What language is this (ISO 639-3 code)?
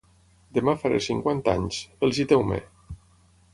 cat